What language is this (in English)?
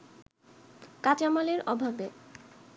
Bangla